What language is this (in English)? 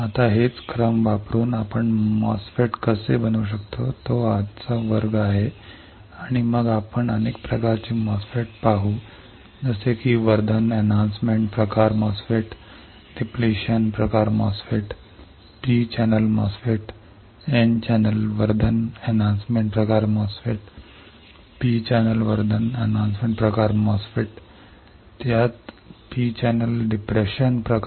Marathi